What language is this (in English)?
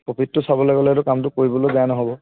Assamese